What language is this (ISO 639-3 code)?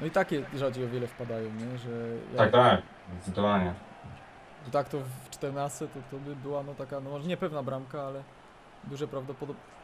pol